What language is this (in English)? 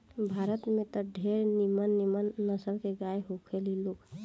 Bhojpuri